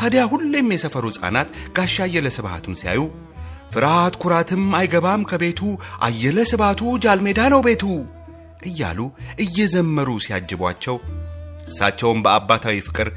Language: Amharic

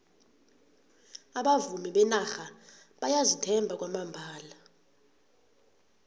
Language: South Ndebele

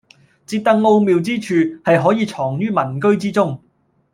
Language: Cantonese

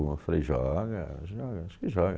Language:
Portuguese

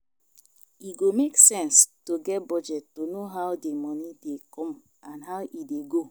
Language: Nigerian Pidgin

